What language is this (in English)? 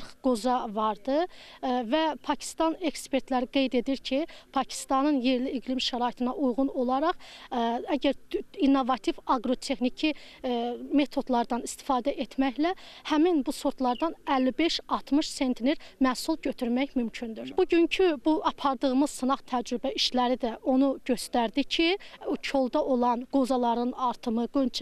Turkish